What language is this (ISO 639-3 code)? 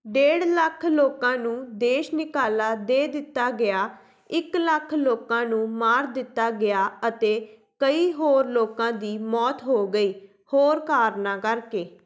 pan